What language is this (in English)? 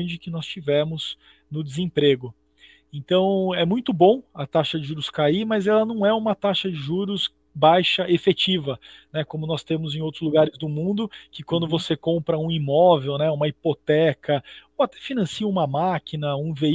Portuguese